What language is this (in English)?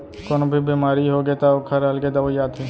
Chhattisgarhi